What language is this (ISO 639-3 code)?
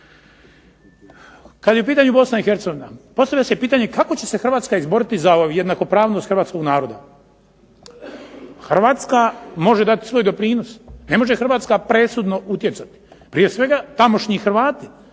hrv